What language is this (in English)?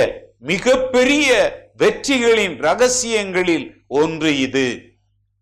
Tamil